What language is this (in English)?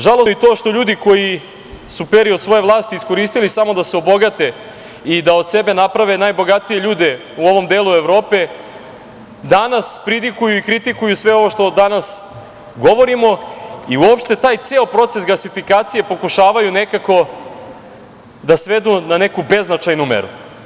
Serbian